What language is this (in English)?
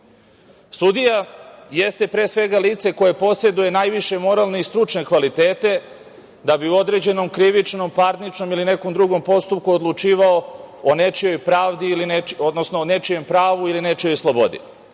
Serbian